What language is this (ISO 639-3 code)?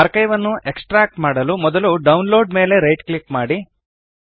kan